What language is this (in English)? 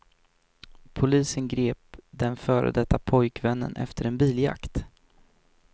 Swedish